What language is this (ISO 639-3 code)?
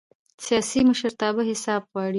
pus